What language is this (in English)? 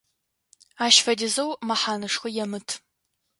Adyghe